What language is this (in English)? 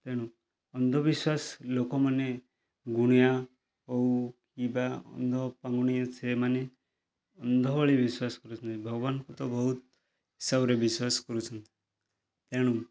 Odia